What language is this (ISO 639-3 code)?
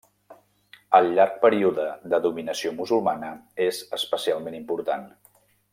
cat